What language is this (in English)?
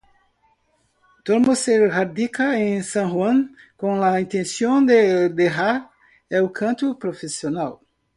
Spanish